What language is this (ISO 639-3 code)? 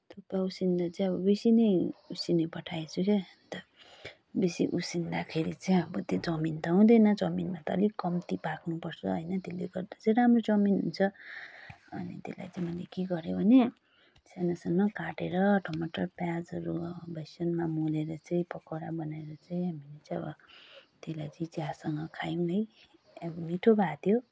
nep